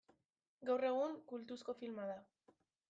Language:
Basque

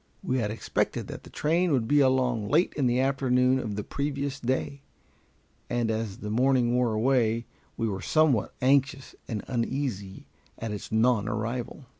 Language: English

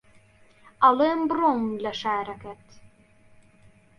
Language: Central Kurdish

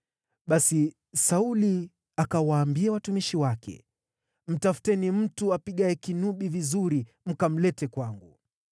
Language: Swahili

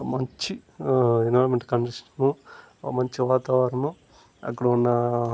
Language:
Telugu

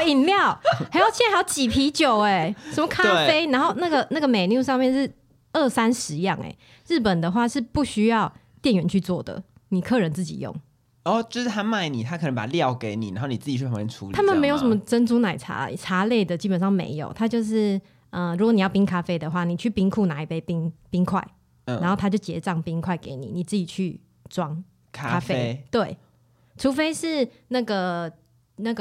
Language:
Chinese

